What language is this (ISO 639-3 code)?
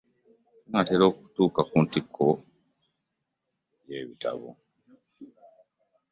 lug